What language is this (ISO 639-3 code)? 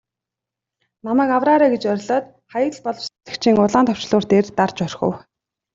mon